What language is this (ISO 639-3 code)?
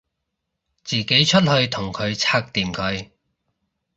yue